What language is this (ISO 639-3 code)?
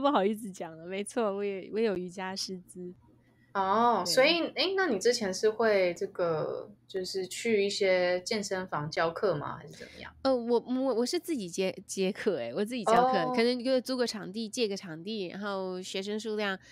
zho